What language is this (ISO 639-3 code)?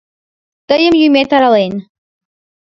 chm